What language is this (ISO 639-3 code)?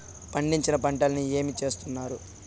tel